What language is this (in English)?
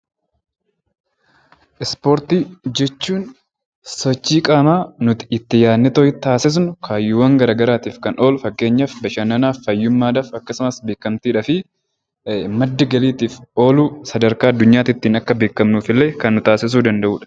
Oromo